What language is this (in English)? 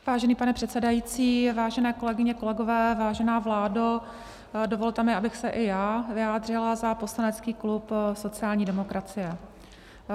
Czech